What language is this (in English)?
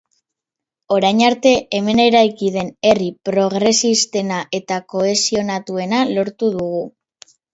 Basque